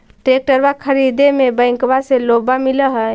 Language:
Magahi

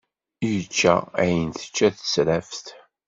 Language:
Kabyle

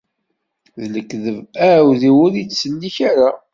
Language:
Kabyle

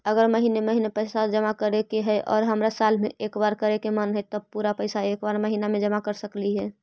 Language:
Magahi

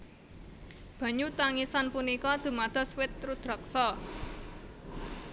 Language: Javanese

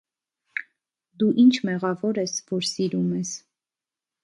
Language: Armenian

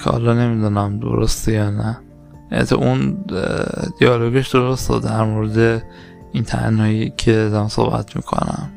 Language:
Persian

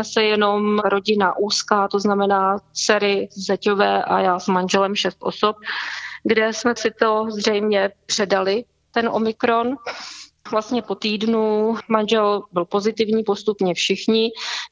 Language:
Czech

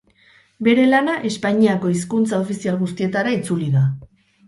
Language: Basque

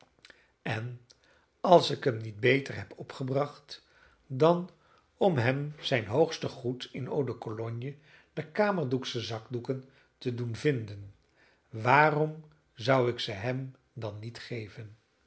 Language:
Dutch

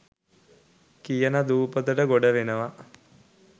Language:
Sinhala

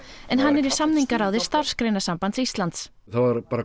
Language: Icelandic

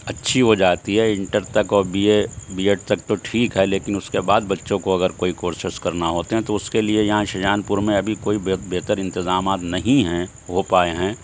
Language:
Urdu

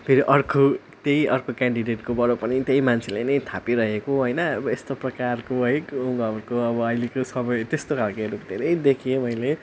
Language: Nepali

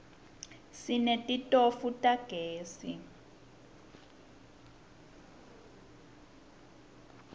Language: Swati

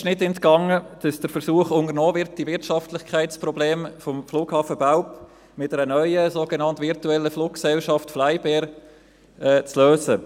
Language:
Swiss German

